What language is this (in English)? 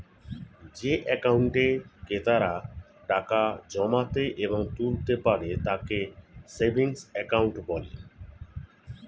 Bangla